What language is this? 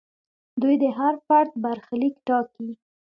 Pashto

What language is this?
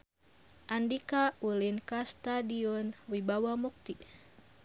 Sundanese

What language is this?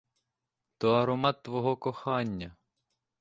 Ukrainian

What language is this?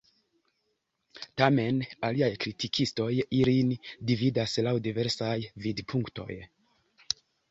Esperanto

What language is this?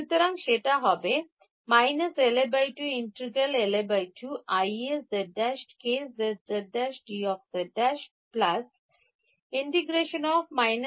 Bangla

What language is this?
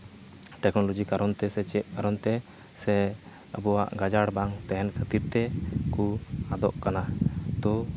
Santali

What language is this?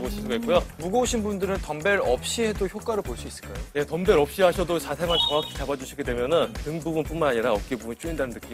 Korean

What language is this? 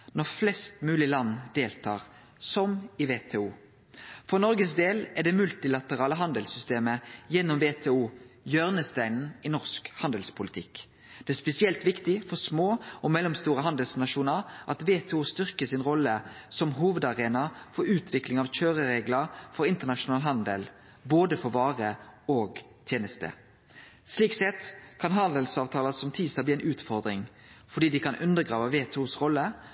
Norwegian Nynorsk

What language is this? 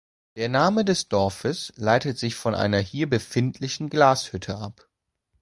German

